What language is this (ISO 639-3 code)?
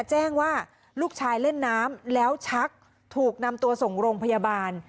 tha